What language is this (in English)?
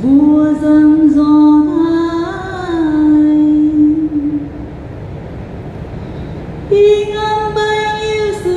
Vietnamese